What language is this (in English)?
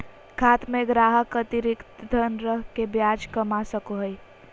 Magahi